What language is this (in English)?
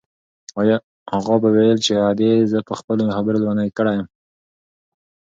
Pashto